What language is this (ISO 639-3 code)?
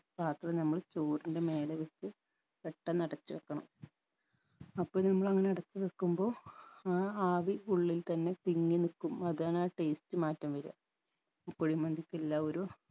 mal